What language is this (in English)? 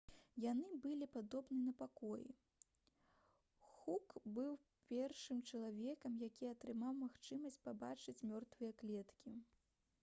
Belarusian